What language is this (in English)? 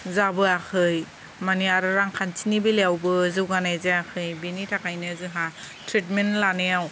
Bodo